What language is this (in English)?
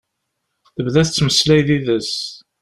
Kabyle